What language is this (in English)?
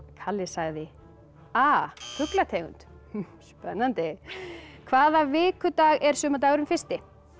Icelandic